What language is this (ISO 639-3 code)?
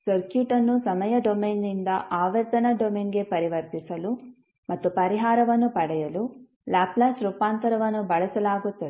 kan